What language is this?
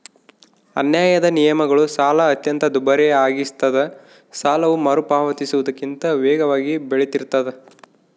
Kannada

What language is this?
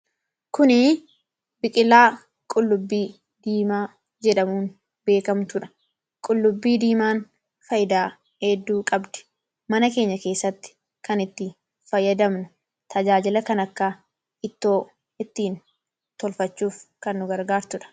Oromo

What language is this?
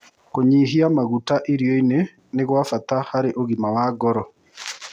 Kikuyu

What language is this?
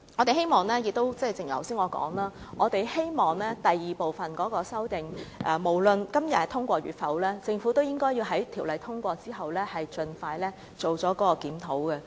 Cantonese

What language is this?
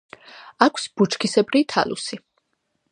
Georgian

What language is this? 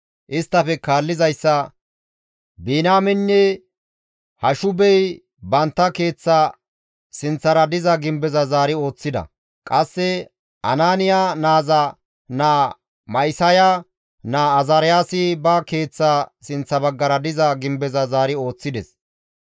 Gamo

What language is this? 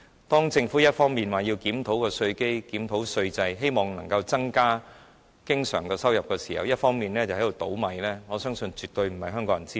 Cantonese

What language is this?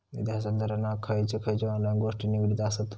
Marathi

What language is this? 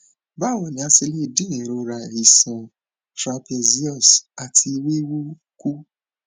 Yoruba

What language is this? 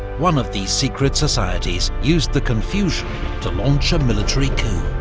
English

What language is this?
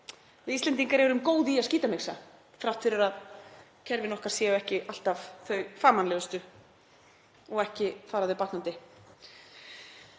Icelandic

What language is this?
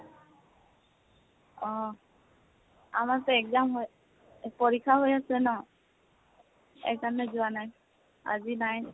Assamese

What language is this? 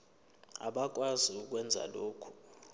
Zulu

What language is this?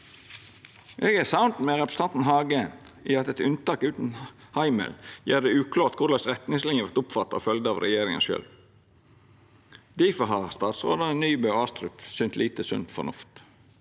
Norwegian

